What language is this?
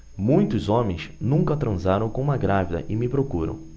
Portuguese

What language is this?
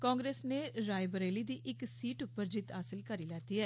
Dogri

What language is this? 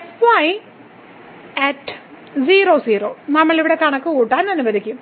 Malayalam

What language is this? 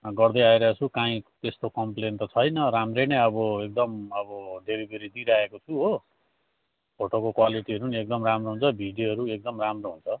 Nepali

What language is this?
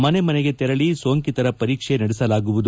Kannada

